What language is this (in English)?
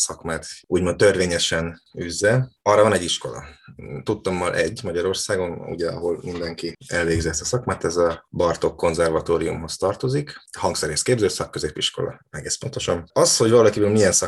Hungarian